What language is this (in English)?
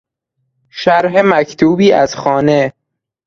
Persian